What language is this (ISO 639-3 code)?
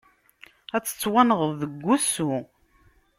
kab